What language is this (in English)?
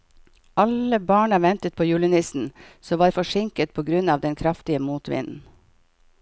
Norwegian